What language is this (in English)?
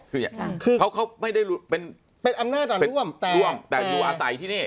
Thai